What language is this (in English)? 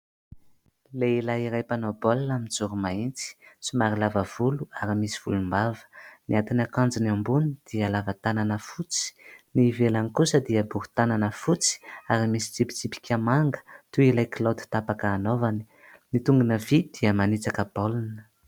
Malagasy